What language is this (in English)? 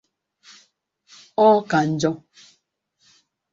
Igbo